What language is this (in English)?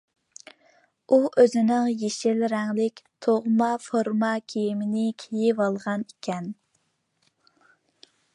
Uyghur